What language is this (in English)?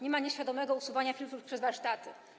Polish